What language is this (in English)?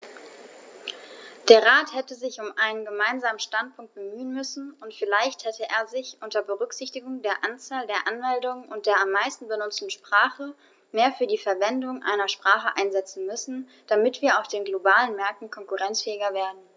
German